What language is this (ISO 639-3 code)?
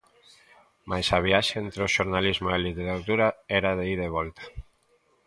glg